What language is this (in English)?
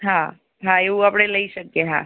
Gujarati